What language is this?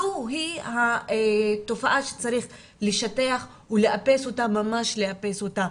Hebrew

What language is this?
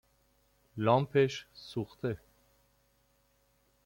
Persian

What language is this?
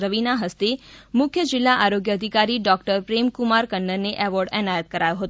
Gujarati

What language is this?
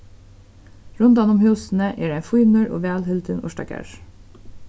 Faroese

